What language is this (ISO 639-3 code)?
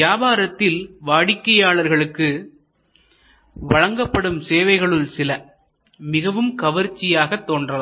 tam